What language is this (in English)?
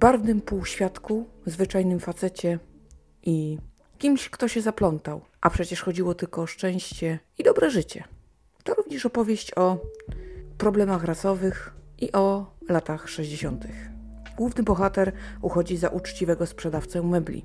Polish